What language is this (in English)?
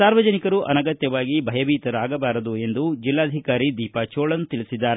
Kannada